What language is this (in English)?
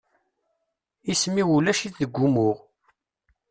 Kabyle